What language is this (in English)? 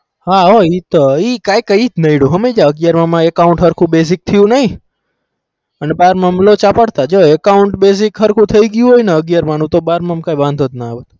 Gujarati